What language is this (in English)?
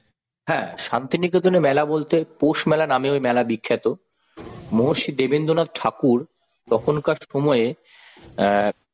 Bangla